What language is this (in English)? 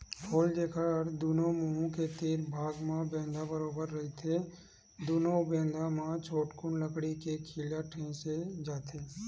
Chhattisgarhi